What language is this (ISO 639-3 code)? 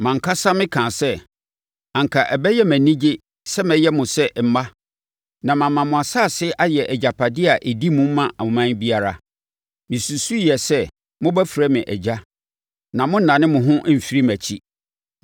aka